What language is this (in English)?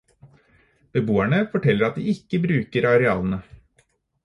Norwegian Bokmål